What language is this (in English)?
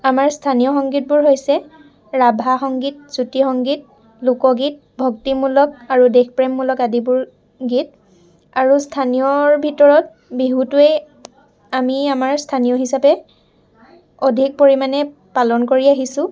Assamese